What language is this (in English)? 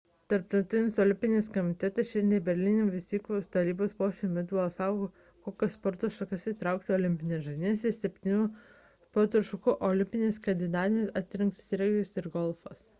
Lithuanian